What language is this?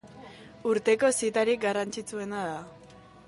Basque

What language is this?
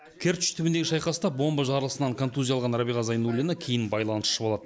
Kazakh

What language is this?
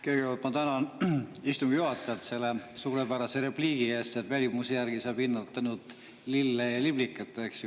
Estonian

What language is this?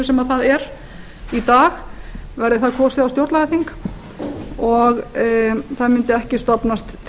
Icelandic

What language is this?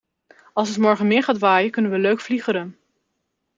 Dutch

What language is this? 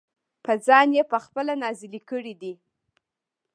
Pashto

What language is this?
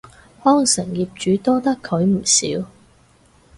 Cantonese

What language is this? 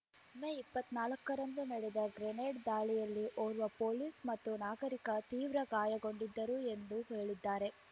Kannada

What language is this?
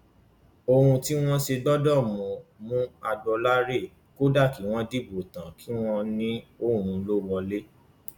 Yoruba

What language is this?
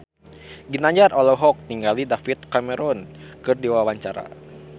Sundanese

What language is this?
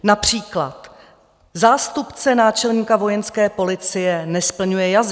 Czech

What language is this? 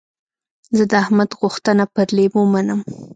Pashto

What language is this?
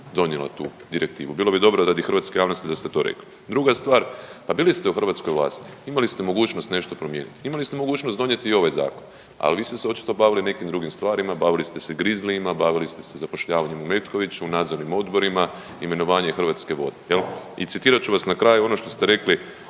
Croatian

